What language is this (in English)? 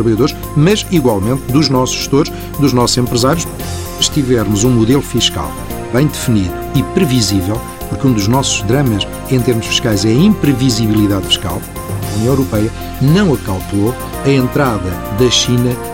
Portuguese